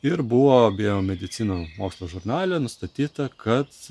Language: Lithuanian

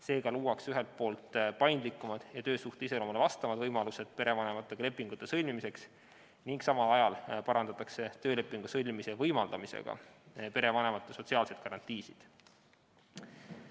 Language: Estonian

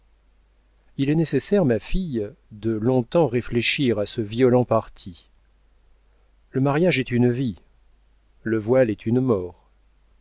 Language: French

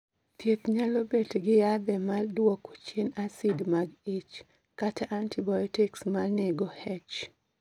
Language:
Luo (Kenya and Tanzania)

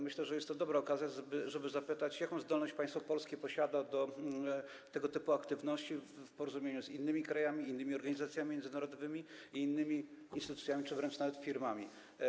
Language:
Polish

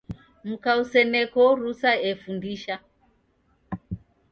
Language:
Taita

